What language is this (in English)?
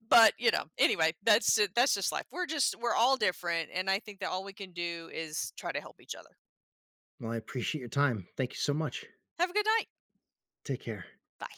English